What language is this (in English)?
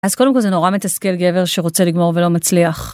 Hebrew